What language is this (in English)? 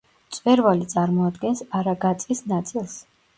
Georgian